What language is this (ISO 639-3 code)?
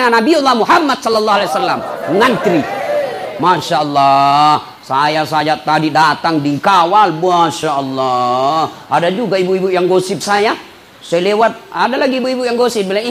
ind